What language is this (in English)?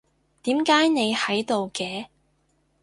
Cantonese